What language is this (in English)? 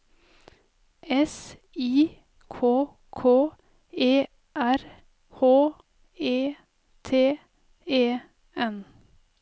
Norwegian